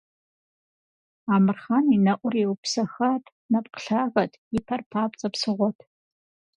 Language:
Kabardian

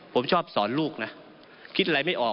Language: Thai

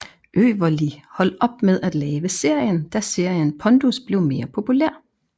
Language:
Danish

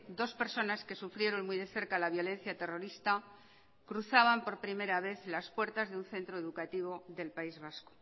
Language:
Spanish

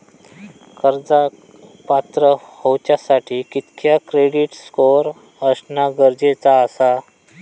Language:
Marathi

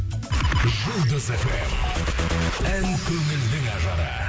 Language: Kazakh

